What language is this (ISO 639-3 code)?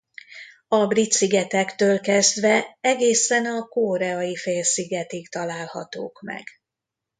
hun